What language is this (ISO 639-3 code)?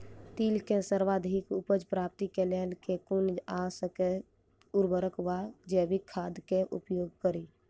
mai